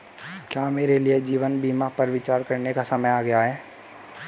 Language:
Hindi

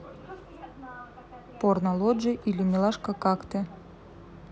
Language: Russian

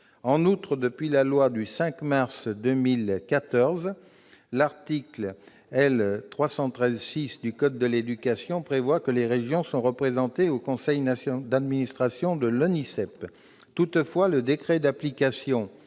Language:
French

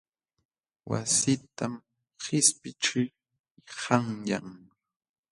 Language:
Jauja Wanca Quechua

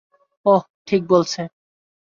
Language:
Bangla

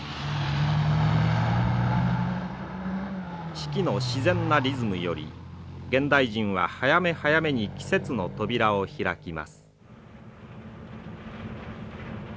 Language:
Japanese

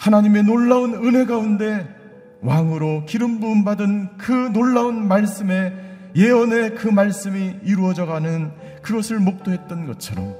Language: Korean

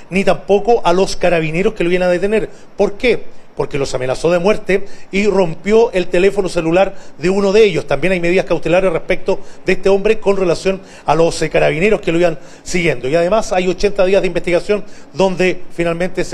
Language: Spanish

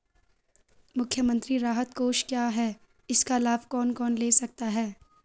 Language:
Hindi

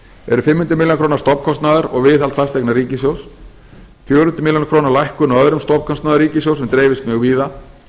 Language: Icelandic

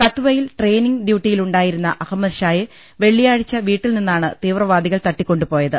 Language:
Malayalam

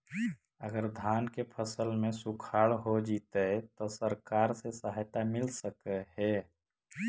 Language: Magahi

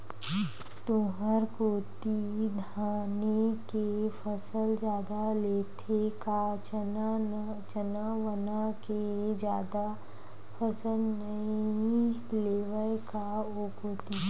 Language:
Chhattisgarhi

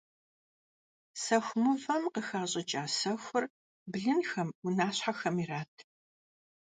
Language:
Kabardian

